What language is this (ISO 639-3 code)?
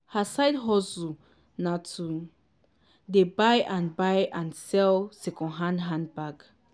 pcm